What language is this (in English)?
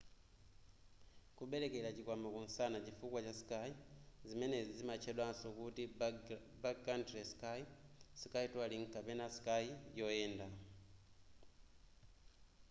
Nyanja